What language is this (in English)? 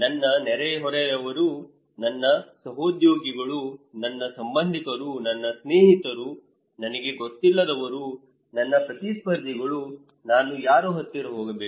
Kannada